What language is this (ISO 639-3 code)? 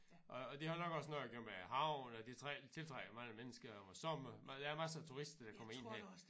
dan